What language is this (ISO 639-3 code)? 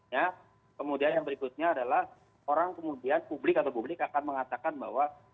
ind